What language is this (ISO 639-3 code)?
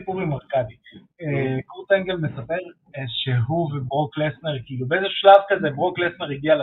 heb